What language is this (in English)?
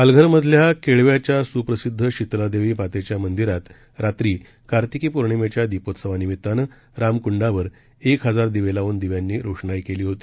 Marathi